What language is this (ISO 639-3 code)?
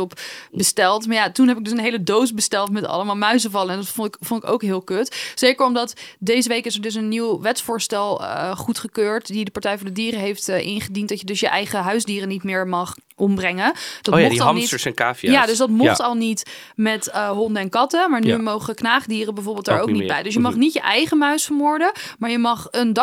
nld